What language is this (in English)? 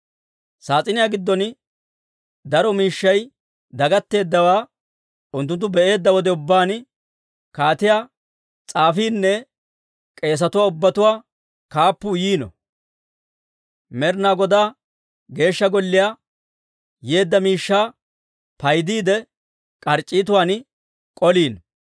Dawro